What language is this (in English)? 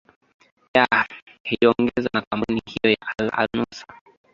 Swahili